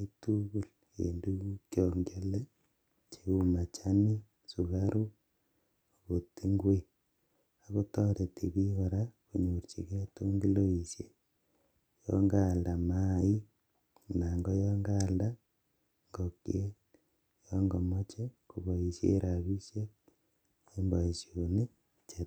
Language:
Kalenjin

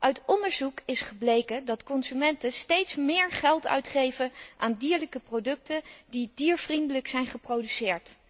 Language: Dutch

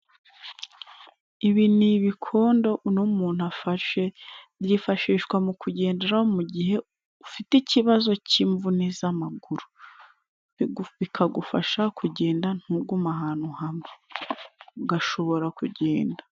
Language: Kinyarwanda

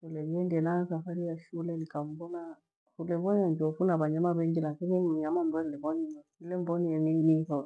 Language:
Gweno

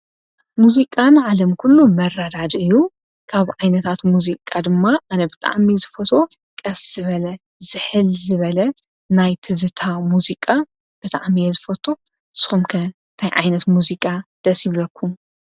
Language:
Tigrinya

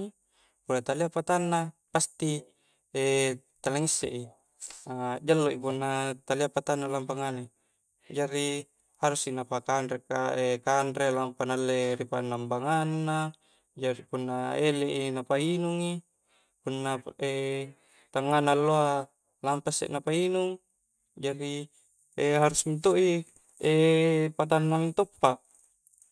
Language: Coastal Konjo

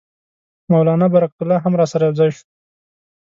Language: Pashto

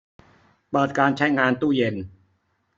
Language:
Thai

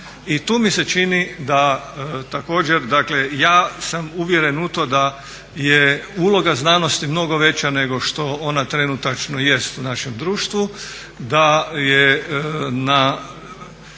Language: Croatian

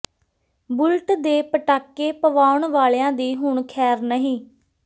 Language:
Punjabi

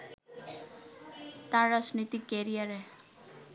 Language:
Bangla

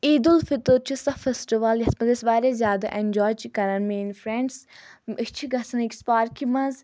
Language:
Kashmiri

